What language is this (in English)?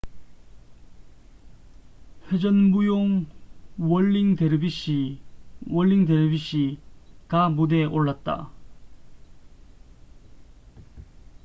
Korean